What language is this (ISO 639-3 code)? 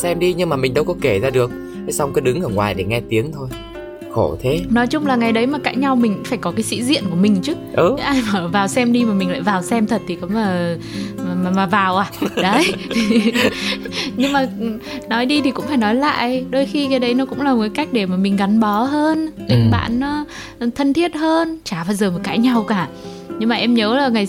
vie